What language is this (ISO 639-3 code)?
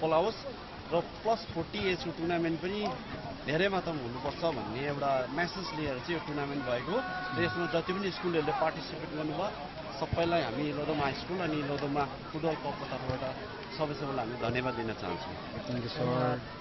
ron